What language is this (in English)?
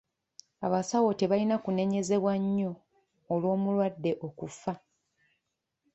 Ganda